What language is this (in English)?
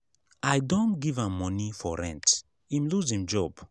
Nigerian Pidgin